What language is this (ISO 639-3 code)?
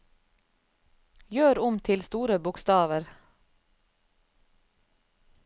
nor